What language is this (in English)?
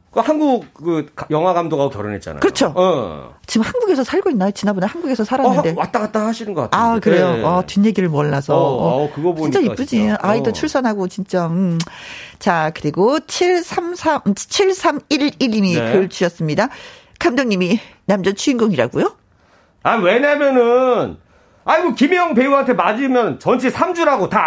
Korean